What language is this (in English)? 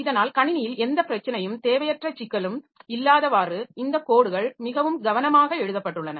Tamil